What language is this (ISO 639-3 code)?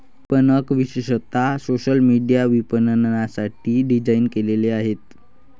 mar